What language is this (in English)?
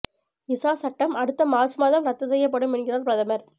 Tamil